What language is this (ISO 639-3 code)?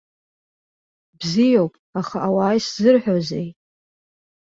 abk